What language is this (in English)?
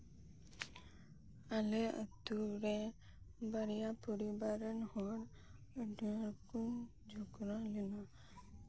Santali